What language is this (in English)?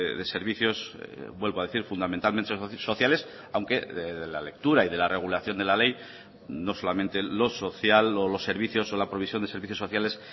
Spanish